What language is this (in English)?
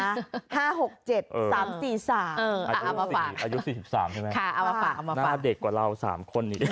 Thai